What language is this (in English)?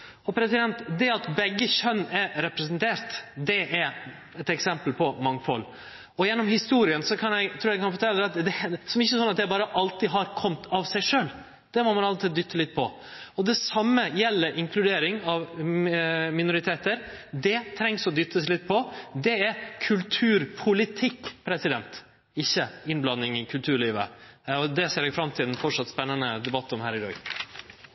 Norwegian Nynorsk